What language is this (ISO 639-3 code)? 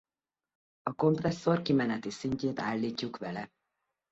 hun